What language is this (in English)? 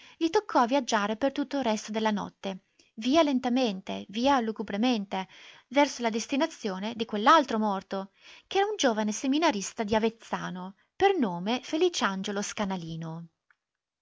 Italian